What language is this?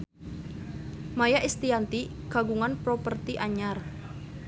Sundanese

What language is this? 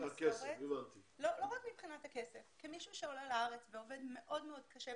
Hebrew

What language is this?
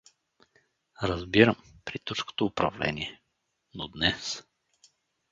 Bulgarian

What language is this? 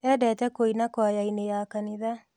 Kikuyu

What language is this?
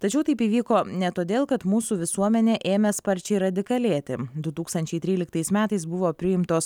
Lithuanian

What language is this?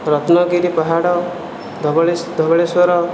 Odia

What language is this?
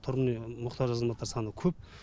Kazakh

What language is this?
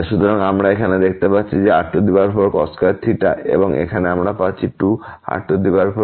Bangla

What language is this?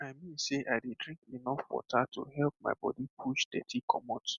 Nigerian Pidgin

